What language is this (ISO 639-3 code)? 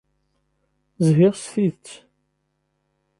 kab